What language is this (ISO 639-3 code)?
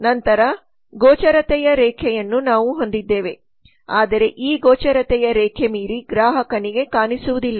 kan